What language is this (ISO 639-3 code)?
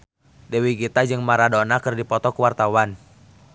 sun